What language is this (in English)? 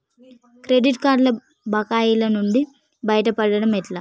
Telugu